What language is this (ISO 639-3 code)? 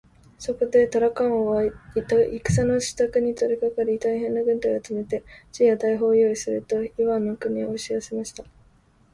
jpn